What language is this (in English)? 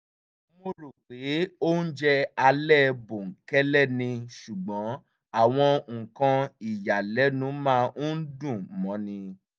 Yoruba